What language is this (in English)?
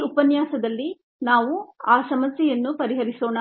Kannada